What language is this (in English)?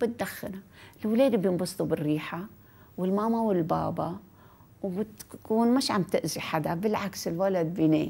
Arabic